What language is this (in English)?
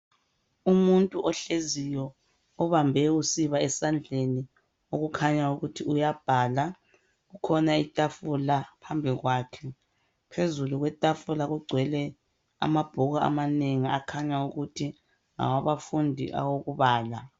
North Ndebele